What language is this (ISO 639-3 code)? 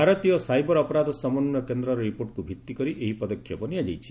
ori